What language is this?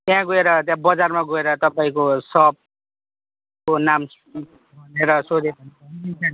Nepali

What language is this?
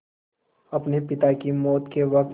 Hindi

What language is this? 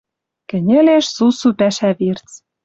Western Mari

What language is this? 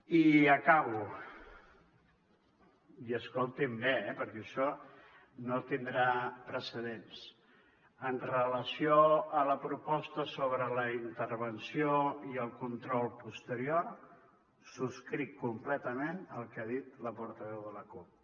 Catalan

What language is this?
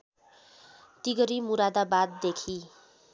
Nepali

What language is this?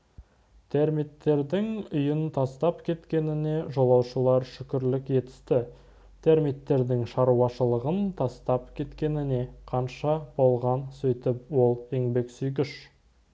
Kazakh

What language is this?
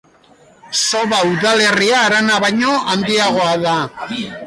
Basque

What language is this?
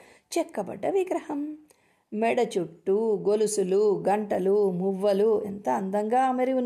Telugu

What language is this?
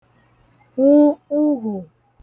Igbo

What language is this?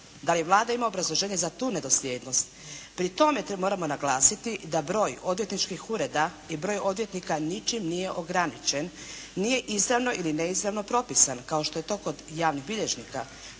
Croatian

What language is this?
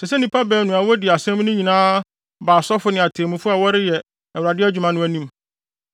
Akan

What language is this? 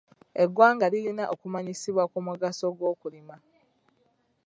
Ganda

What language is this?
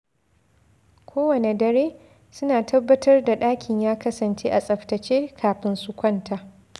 Hausa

